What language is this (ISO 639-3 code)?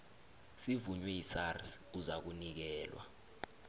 nbl